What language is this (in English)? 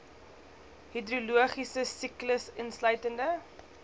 Afrikaans